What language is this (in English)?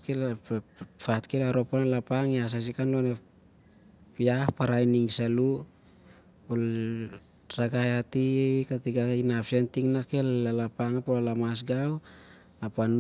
Siar-Lak